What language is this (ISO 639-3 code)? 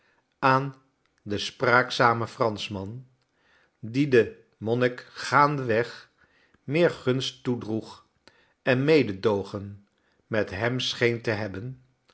nld